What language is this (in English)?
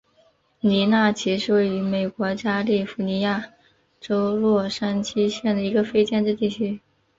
Chinese